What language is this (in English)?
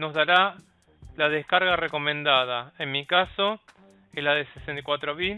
Spanish